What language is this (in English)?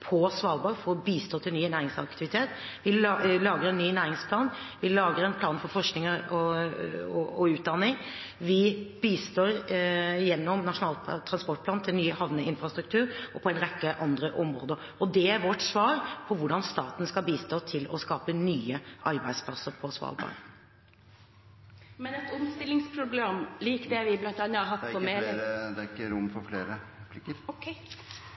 Norwegian